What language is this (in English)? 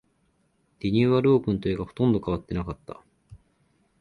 Japanese